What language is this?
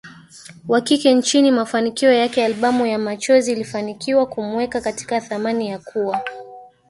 Swahili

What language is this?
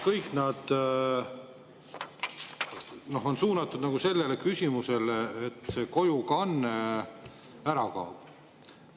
Estonian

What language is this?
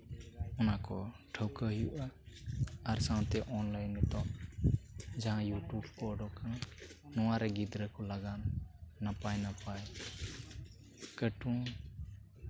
Santali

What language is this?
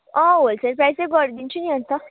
Nepali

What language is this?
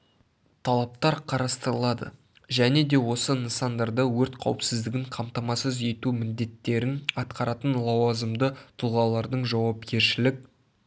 Kazakh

